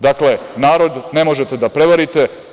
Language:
Serbian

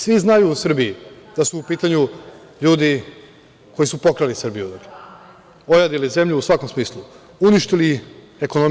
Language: Serbian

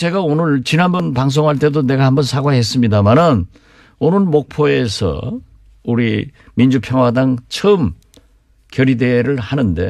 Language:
Korean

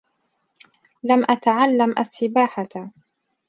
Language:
Arabic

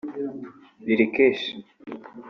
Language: Kinyarwanda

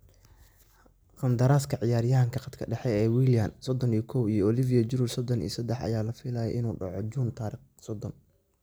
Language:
Somali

